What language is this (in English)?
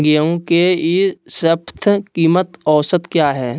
Magahi